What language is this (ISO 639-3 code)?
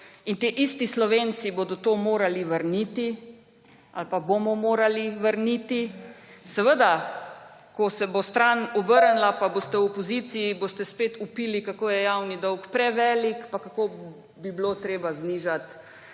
slv